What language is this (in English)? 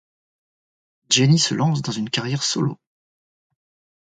French